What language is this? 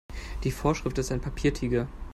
German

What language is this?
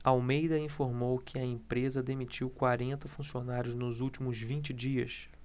Portuguese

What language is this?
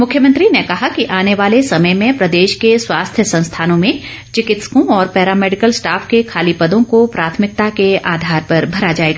Hindi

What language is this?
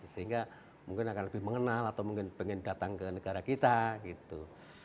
Indonesian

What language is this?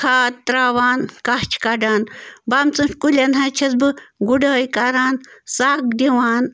Kashmiri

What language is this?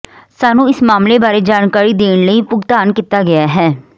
Punjabi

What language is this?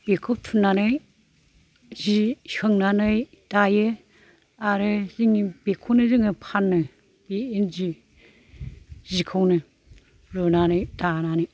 Bodo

